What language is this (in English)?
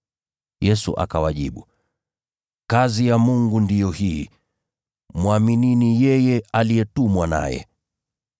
Swahili